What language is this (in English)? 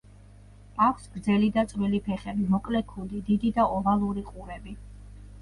Georgian